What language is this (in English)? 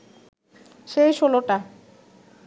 Bangla